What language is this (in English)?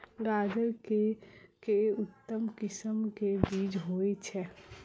Maithili